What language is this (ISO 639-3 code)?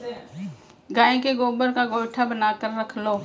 hin